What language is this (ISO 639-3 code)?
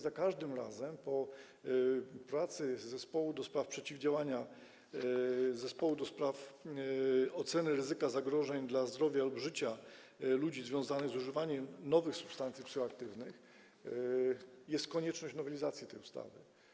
pol